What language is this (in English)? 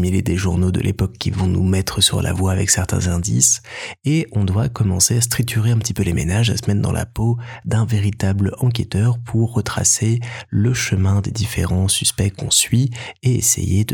French